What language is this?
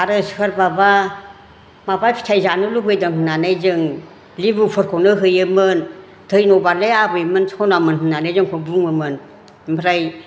Bodo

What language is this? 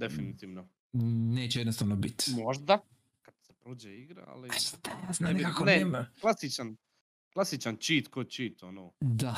Croatian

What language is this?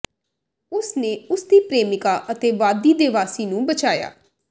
Punjabi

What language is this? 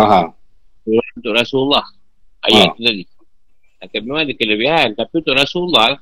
Malay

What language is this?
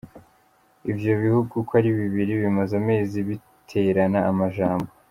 Kinyarwanda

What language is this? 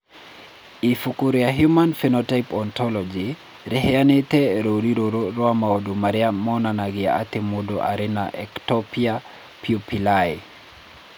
Kikuyu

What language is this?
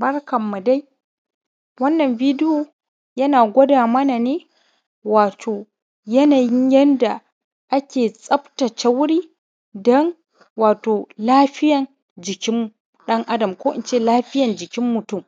Hausa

